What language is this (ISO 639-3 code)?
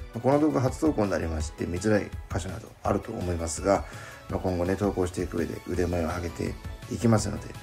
jpn